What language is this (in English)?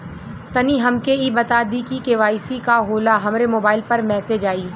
Bhojpuri